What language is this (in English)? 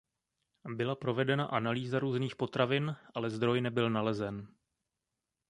Czech